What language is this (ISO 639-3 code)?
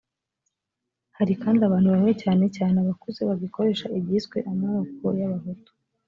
kin